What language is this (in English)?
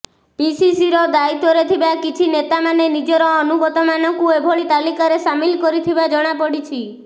Odia